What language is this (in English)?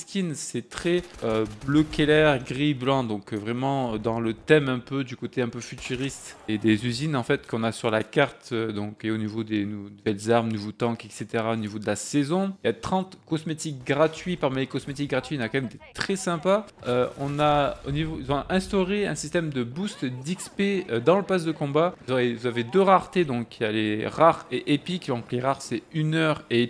French